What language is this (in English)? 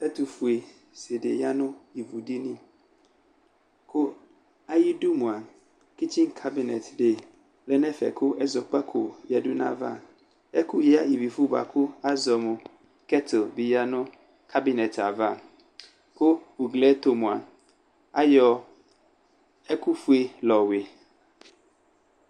Ikposo